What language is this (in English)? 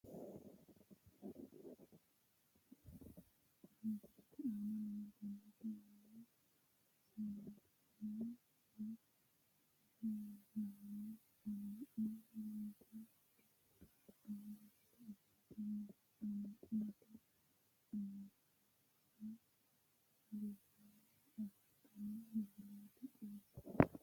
Sidamo